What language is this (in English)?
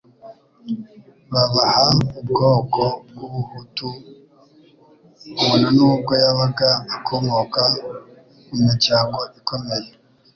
Kinyarwanda